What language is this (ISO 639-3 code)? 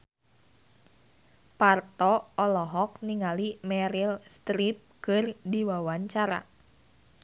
sun